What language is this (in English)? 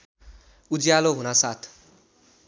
Nepali